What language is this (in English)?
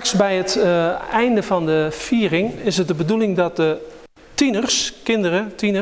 Dutch